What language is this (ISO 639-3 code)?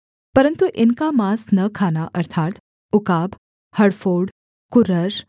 hin